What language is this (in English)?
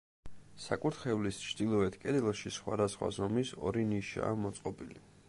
Georgian